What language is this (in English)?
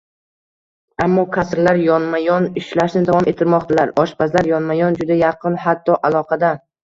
Uzbek